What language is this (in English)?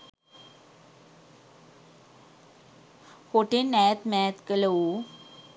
Sinhala